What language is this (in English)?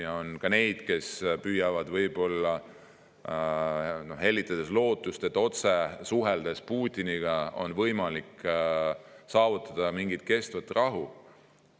Estonian